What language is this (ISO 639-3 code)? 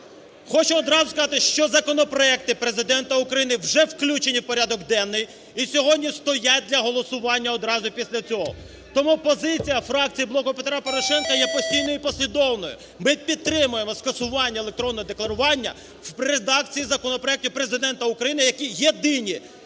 ukr